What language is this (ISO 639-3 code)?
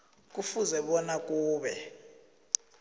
nbl